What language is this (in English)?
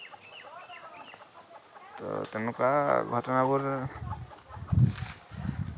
Assamese